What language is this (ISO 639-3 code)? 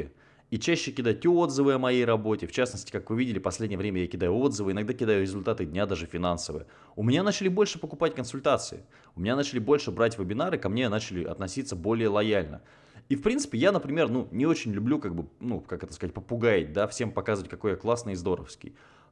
rus